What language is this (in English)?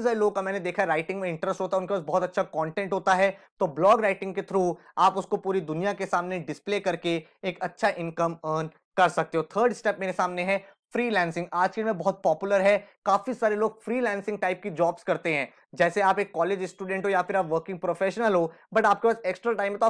Hindi